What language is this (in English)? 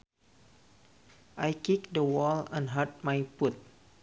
Sundanese